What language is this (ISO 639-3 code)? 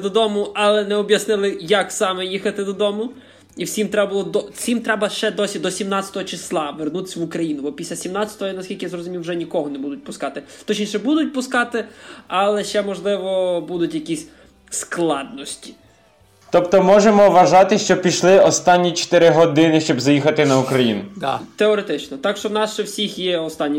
ukr